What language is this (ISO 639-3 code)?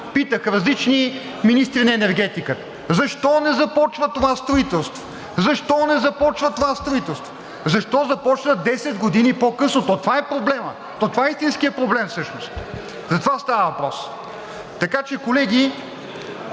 bul